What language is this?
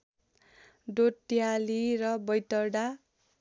Nepali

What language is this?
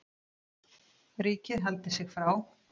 Icelandic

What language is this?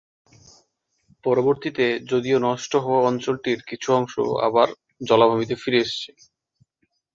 Bangla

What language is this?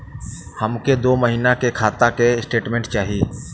Bhojpuri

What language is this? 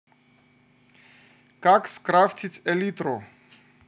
Russian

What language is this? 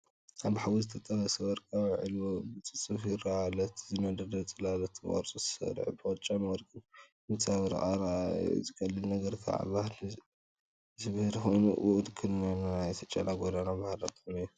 Tigrinya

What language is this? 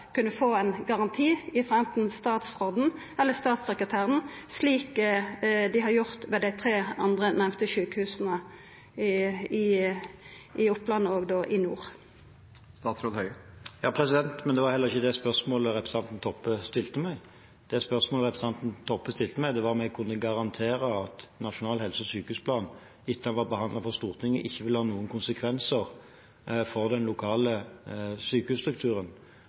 Norwegian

